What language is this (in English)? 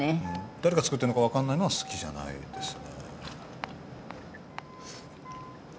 Japanese